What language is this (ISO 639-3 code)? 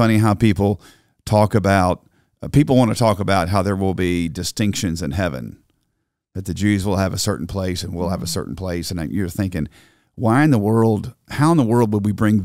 eng